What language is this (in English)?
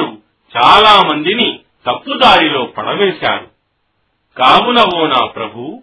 Telugu